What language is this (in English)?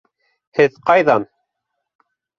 Bashkir